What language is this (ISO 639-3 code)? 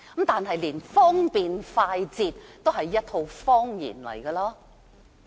yue